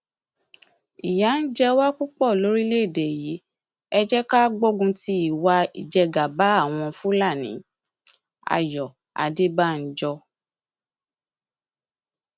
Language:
Yoruba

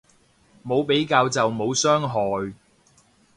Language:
Cantonese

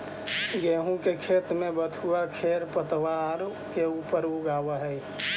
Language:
Magahi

